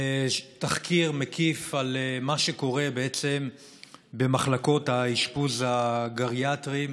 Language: Hebrew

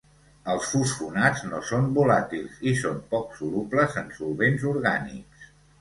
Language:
Catalan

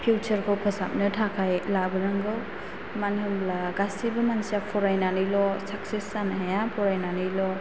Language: Bodo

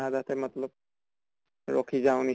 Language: Assamese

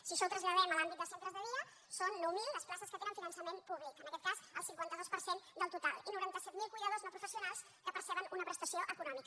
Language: Catalan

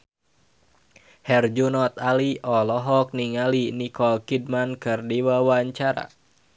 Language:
Sundanese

